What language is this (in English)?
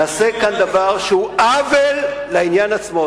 Hebrew